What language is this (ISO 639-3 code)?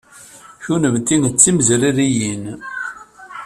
kab